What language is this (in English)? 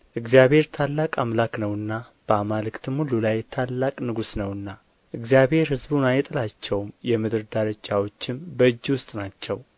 Amharic